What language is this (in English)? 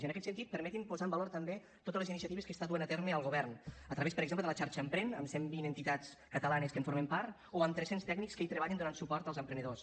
Catalan